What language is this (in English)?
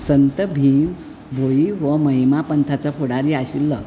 Konkani